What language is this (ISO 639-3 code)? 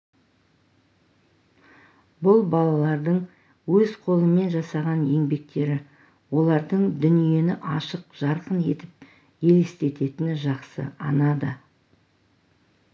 kaz